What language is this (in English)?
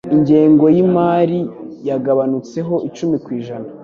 Kinyarwanda